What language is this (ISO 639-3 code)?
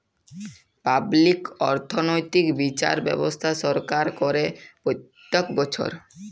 ben